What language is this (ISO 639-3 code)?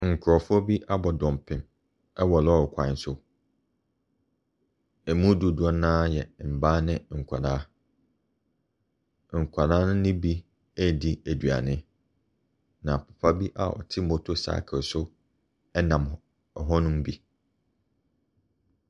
aka